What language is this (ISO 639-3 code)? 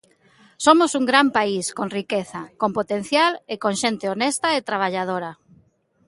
glg